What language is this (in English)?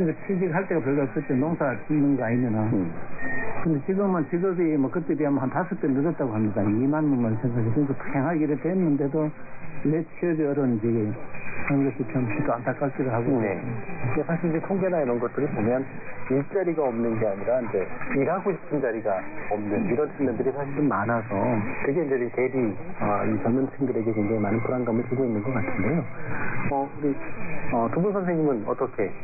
Korean